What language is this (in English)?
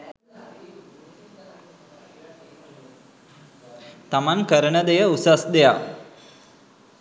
Sinhala